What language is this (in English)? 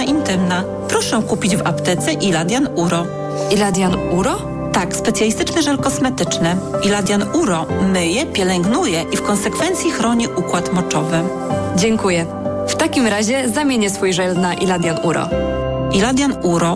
Polish